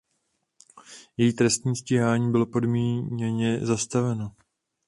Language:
Czech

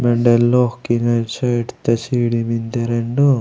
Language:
Gondi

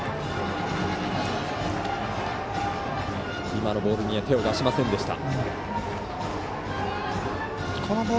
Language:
Japanese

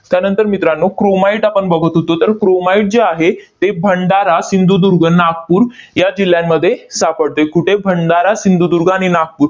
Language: Marathi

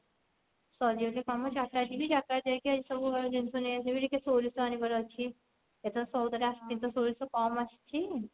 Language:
Odia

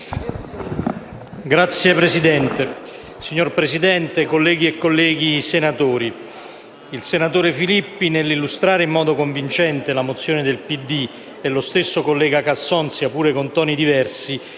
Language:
Italian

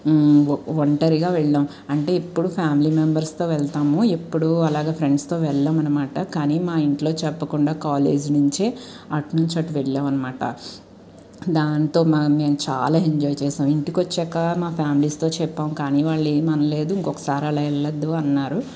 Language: Telugu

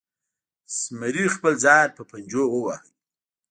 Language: Pashto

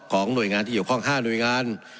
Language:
Thai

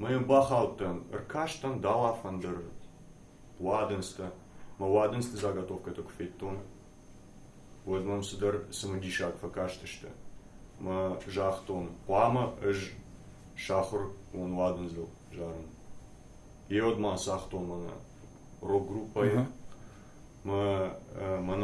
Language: Turkish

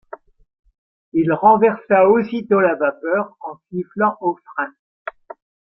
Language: French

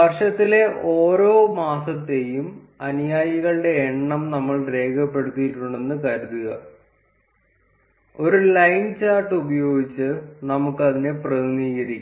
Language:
Malayalam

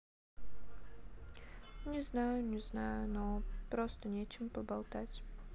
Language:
Russian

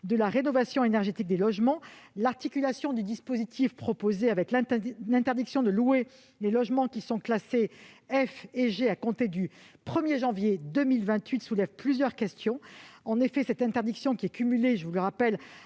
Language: French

